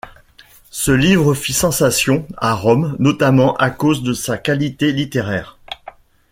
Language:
French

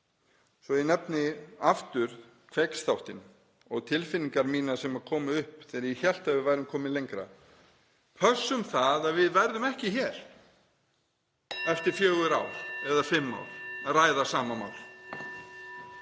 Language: Icelandic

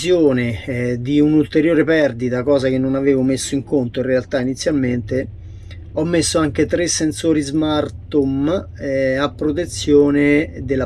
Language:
Italian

